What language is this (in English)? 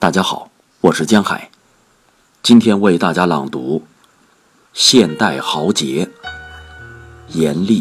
Chinese